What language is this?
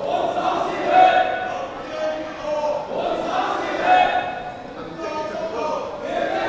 Cantonese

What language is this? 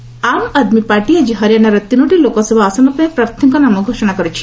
Odia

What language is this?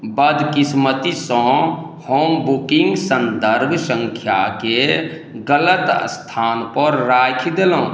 Maithili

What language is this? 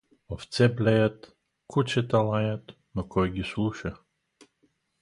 Bulgarian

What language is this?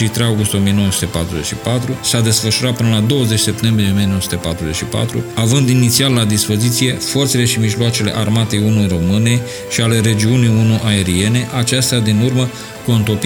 Romanian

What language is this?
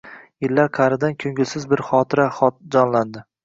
Uzbek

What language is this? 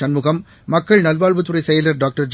Tamil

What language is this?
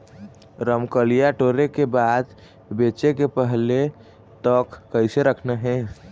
Chhattisgarhi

